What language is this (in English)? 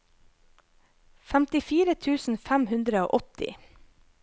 Norwegian